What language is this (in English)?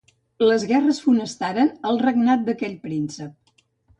Catalan